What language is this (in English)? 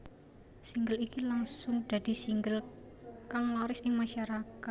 Javanese